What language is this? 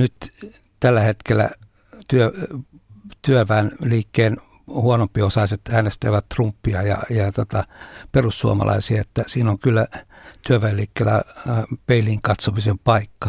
Finnish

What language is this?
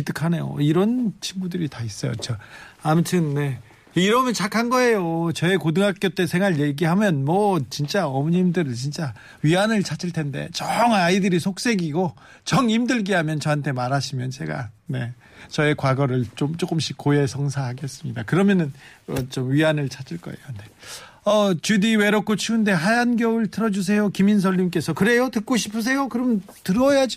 Korean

